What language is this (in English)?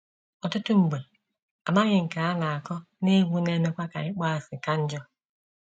Igbo